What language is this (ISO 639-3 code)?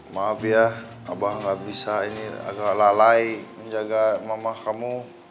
ind